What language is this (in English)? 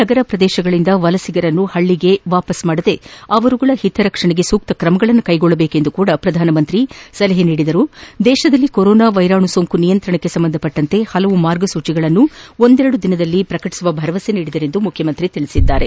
Kannada